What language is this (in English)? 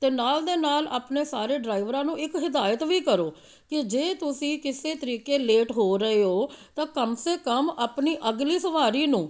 Punjabi